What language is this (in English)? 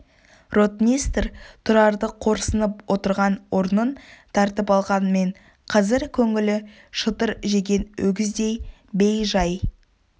Kazakh